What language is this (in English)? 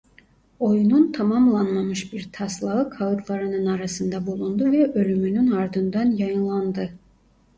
Turkish